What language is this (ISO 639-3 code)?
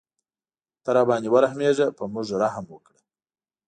pus